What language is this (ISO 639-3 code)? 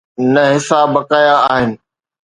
snd